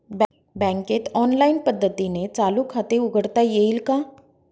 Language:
Marathi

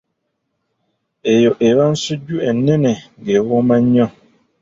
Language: Ganda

